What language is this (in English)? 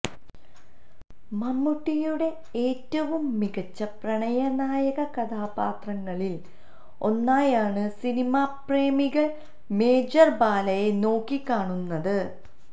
Malayalam